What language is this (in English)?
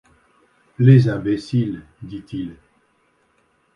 French